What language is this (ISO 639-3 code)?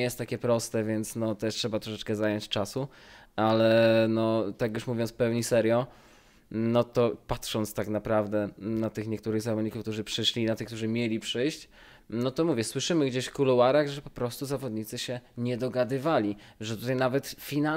pol